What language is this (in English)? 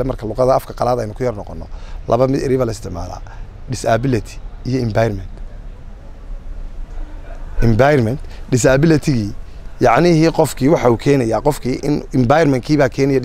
Arabic